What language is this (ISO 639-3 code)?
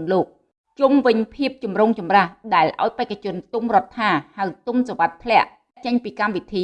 vie